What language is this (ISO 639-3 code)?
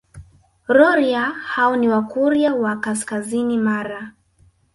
swa